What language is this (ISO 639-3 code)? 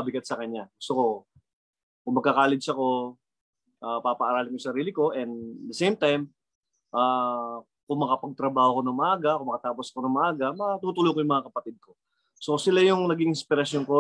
fil